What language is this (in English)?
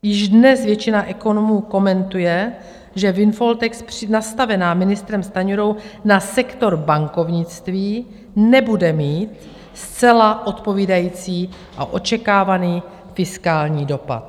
Czech